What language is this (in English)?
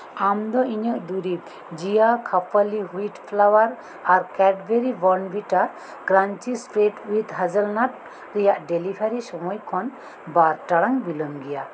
Santali